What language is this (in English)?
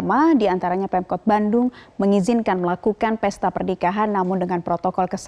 Indonesian